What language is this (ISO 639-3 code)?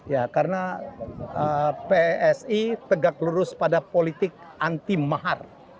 ind